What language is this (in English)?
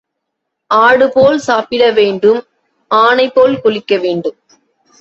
Tamil